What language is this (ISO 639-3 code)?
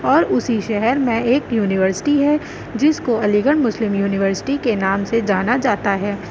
urd